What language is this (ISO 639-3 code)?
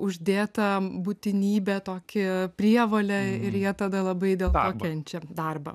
lit